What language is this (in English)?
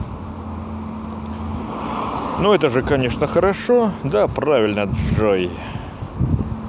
Russian